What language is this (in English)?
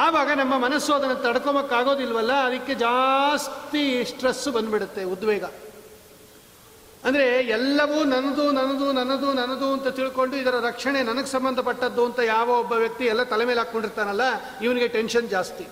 Kannada